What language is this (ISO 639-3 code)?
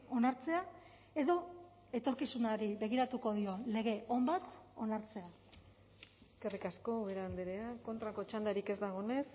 eus